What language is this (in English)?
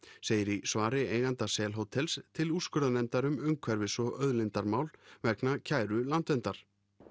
Icelandic